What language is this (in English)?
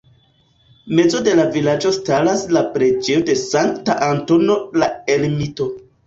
Esperanto